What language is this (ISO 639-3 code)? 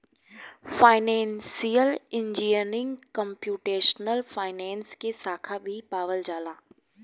bho